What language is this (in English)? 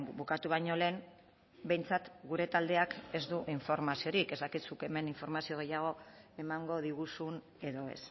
Basque